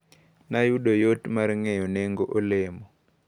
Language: Luo (Kenya and Tanzania)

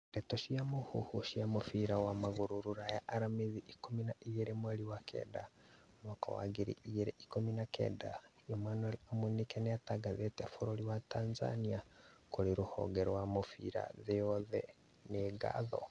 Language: Kikuyu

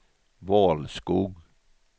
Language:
Swedish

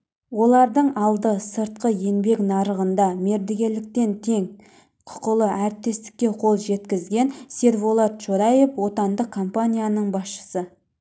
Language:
Kazakh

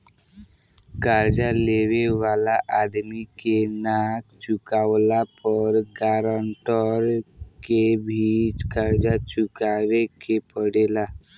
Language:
Bhojpuri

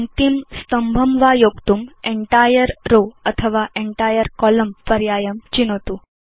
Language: Sanskrit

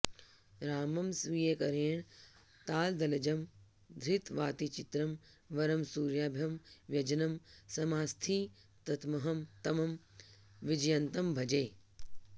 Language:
Sanskrit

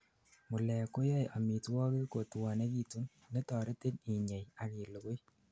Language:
Kalenjin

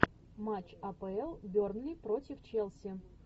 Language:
Russian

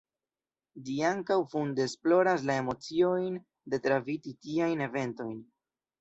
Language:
Esperanto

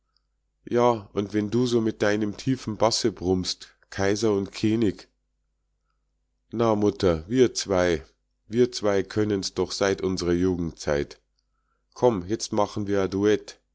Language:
German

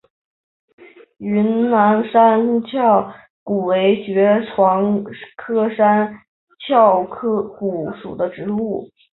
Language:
Chinese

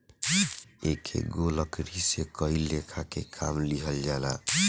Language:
Bhojpuri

